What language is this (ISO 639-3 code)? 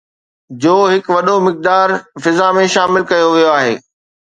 snd